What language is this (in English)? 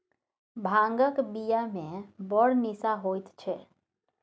Maithili